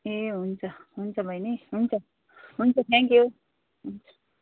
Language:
Nepali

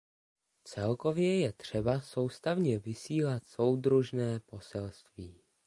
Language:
Czech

